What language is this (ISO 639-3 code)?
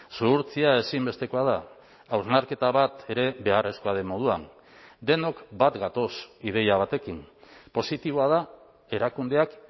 eus